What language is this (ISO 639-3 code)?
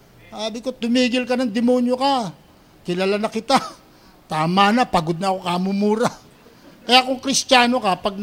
fil